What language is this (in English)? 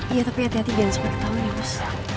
Indonesian